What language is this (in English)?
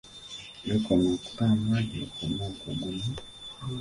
Ganda